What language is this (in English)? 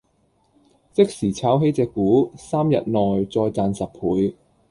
Cantonese